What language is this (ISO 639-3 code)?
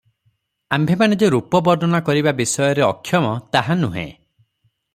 ori